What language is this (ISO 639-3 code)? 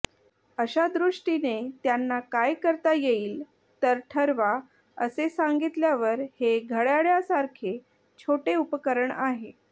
mar